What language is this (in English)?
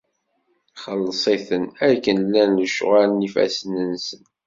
Kabyle